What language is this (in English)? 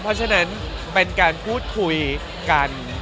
Thai